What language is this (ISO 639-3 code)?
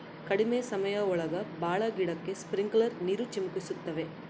kan